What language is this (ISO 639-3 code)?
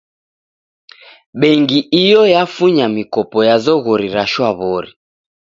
dav